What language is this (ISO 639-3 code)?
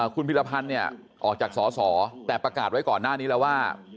tha